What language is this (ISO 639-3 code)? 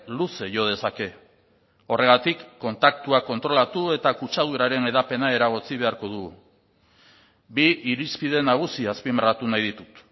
eus